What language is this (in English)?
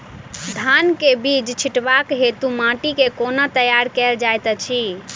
Maithili